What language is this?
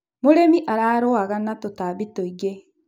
Kikuyu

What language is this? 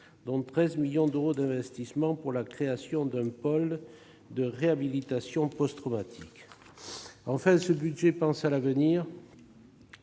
French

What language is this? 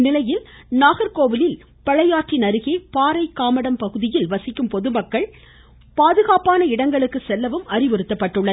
Tamil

